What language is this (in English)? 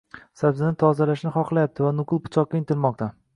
Uzbek